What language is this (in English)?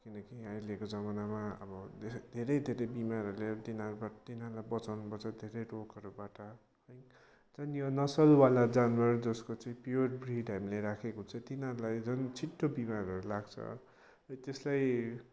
Nepali